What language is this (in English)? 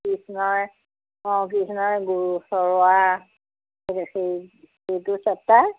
Assamese